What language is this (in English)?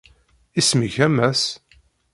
Kabyle